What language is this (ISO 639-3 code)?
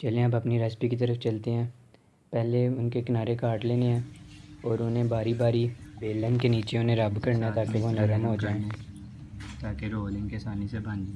urd